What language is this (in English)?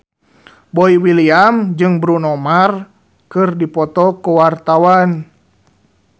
Sundanese